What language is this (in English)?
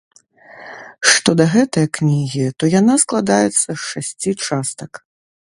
Belarusian